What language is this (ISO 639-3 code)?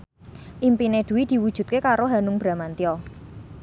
jav